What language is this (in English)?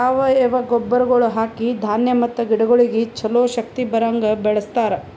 Kannada